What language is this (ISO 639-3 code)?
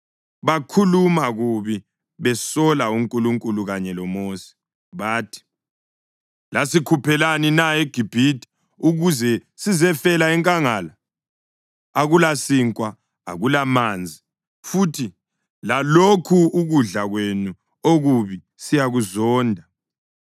nde